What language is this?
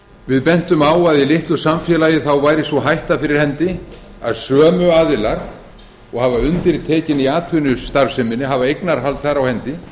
Icelandic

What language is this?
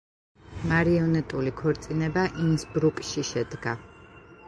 Georgian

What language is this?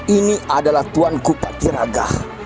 Indonesian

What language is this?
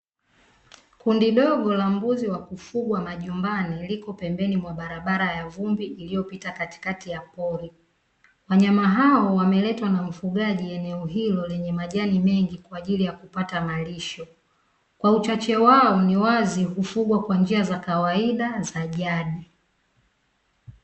Swahili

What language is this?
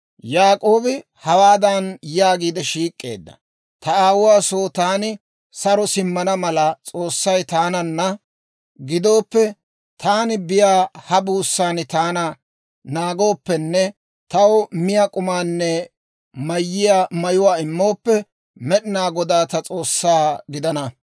Dawro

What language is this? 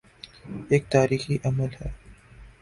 Urdu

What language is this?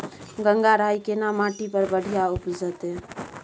Maithili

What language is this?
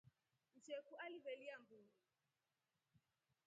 Rombo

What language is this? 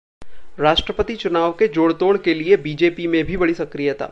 Hindi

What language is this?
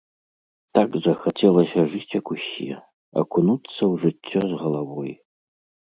Belarusian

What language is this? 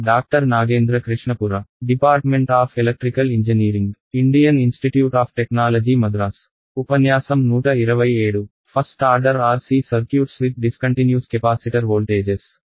Telugu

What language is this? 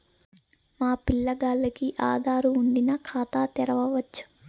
Telugu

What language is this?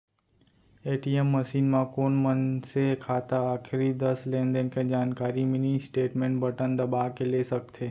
Chhattisgarhi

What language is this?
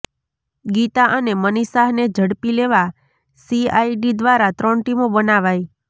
Gujarati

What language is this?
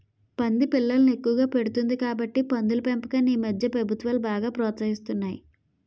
Telugu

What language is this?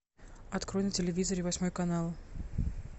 Russian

